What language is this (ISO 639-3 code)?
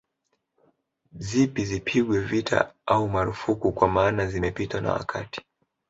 swa